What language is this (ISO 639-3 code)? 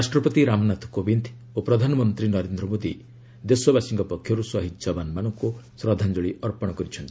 ori